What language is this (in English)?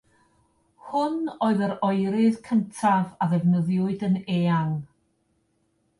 Welsh